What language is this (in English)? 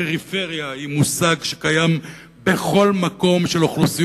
Hebrew